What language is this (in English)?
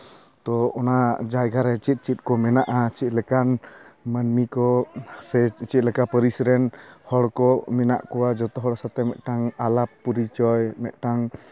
Santali